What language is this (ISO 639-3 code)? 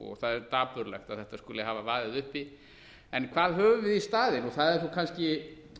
isl